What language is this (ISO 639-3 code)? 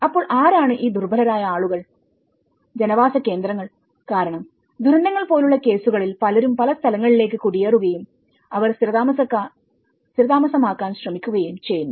mal